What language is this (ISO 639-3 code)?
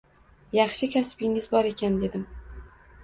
uzb